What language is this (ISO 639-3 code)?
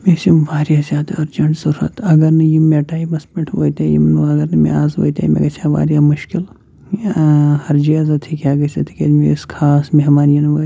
kas